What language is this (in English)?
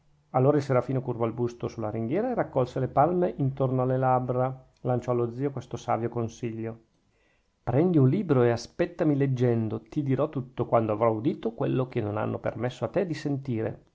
Italian